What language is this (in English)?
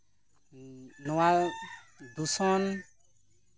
Santali